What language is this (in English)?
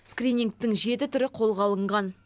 Kazakh